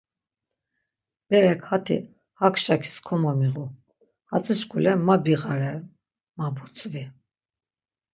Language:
Laz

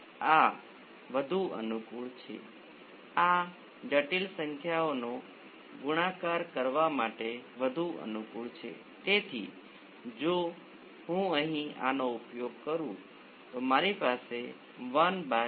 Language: Gujarati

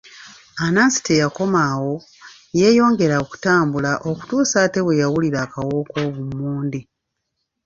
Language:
Ganda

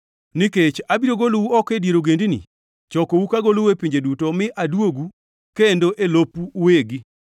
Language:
Luo (Kenya and Tanzania)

